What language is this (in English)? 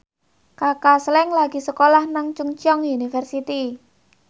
Javanese